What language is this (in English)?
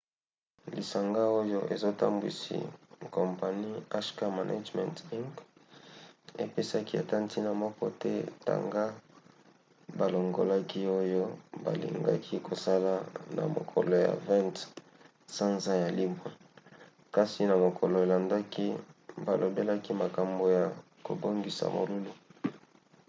Lingala